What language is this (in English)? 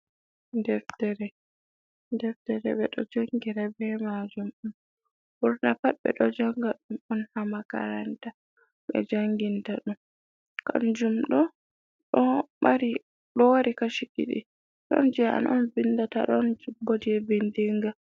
Fula